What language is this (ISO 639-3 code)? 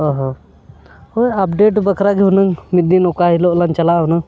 sat